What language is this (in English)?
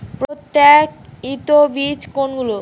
Bangla